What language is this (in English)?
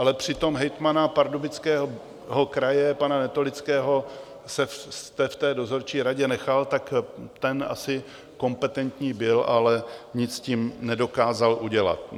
Czech